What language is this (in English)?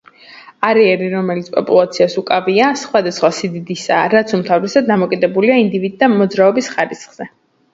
Georgian